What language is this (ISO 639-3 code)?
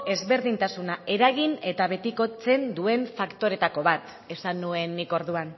eus